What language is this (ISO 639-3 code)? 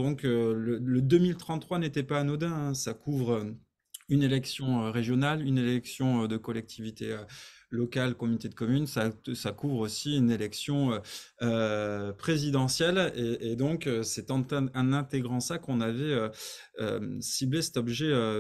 fra